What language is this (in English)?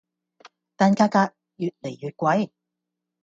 Cantonese